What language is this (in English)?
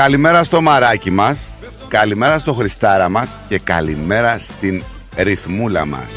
Greek